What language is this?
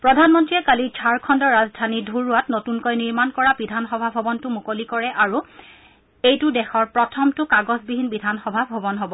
Assamese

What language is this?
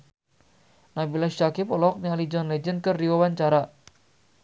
Sundanese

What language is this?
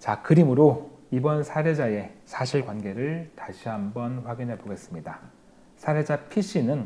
Korean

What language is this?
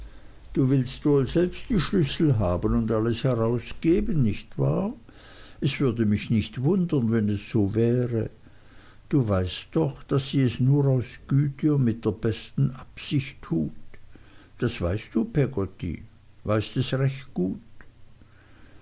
German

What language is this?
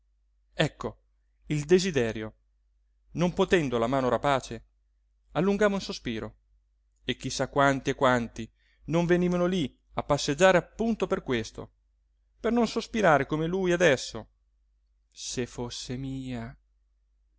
Italian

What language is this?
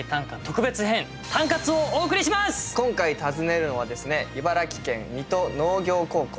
Japanese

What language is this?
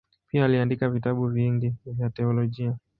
Swahili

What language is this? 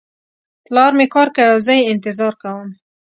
Pashto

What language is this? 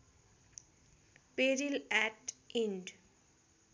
Nepali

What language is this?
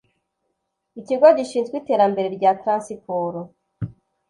Kinyarwanda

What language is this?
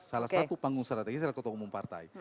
Indonesian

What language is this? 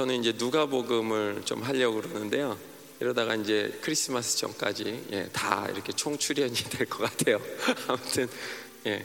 Korean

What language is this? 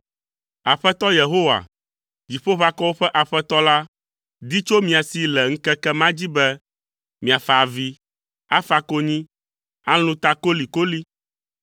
Ewe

